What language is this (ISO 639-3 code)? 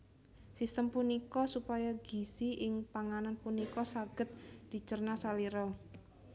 jav